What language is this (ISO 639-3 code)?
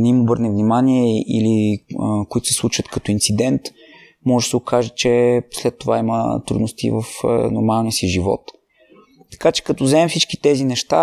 bul